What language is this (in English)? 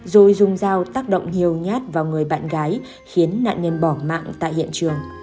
Vietnamese